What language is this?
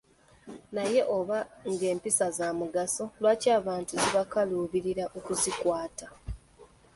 Ganda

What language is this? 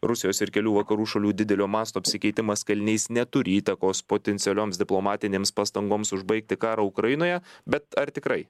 Lithuanian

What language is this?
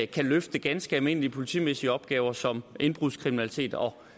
Danish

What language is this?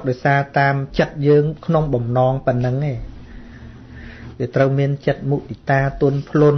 Vietnamese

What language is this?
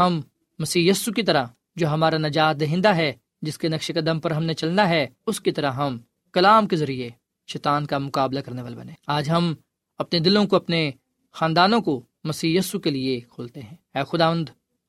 Urdu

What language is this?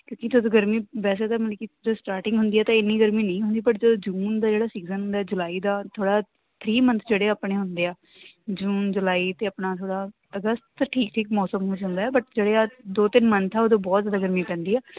Punjabi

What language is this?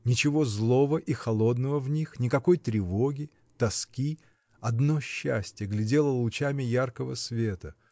Russian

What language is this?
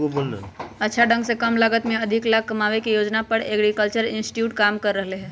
Magahi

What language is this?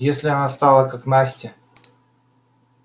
Russian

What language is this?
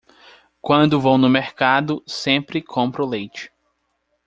Portuguese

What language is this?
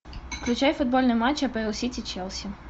Russian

